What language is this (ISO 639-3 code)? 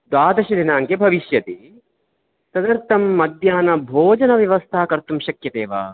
san